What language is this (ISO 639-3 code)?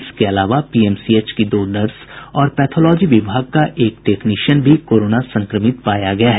hin